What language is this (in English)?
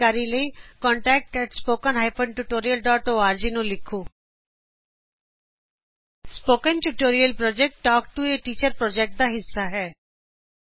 Punjabi